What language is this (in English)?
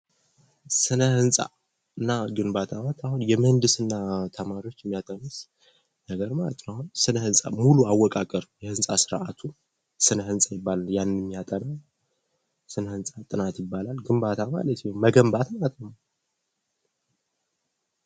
Amharic